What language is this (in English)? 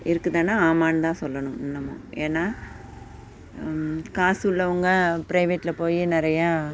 Tamil